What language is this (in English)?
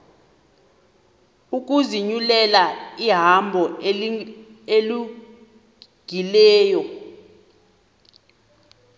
Xhosa